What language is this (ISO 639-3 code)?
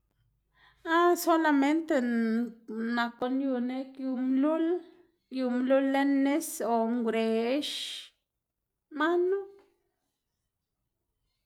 ztg